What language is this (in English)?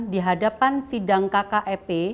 Indonesian